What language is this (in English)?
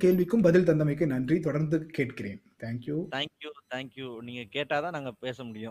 Tamil